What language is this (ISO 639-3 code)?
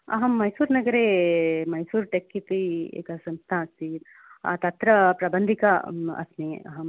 san